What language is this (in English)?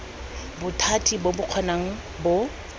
Tswana